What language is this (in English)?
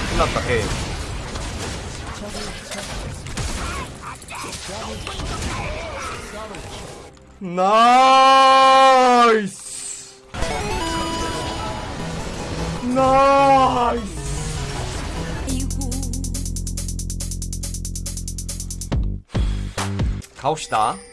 Korean